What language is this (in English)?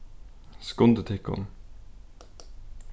Faroese